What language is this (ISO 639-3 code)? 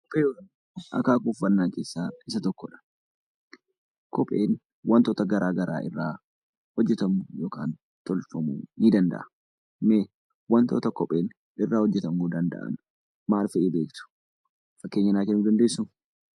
orm